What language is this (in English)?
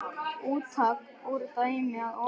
Icelandic